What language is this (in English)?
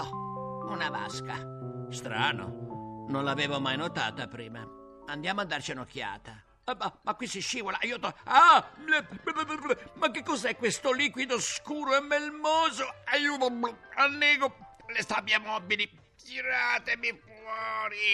Italian